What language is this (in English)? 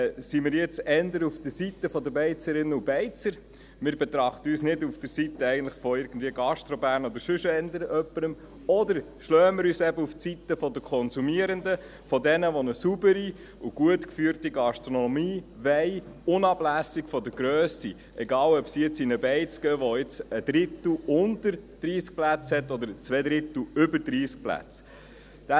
Swiss German